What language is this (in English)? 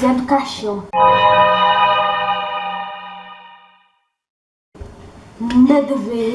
Portuguese